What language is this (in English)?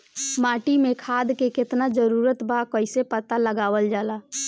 Bhojpuri